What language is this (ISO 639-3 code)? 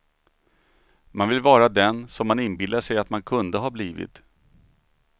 swe